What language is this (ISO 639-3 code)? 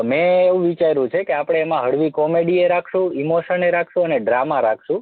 guj